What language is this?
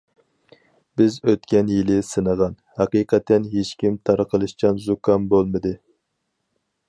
Uyghur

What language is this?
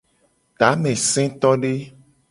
Gen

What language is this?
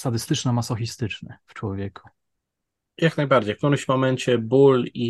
Polish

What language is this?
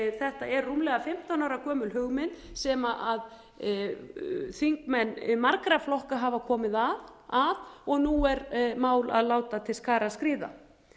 Icelandic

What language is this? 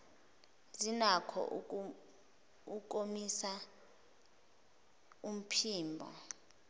Zulu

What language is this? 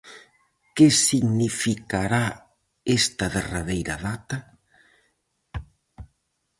Galician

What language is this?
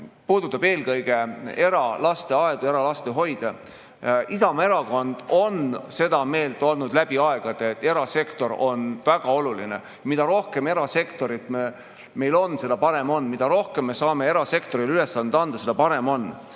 Estonian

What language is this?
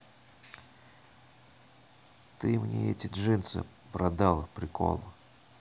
Russian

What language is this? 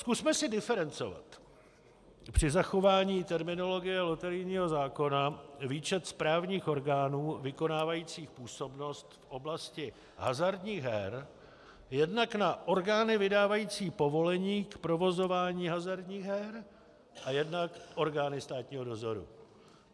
Czech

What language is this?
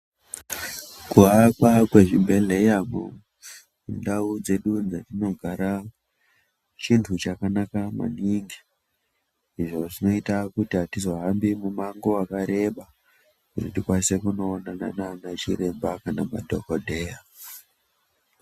Ndau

